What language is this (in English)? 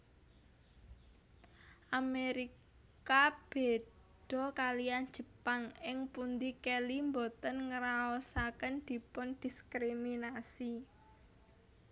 Javanese